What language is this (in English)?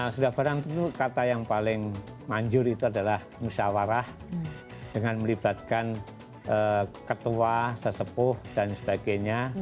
Indonesian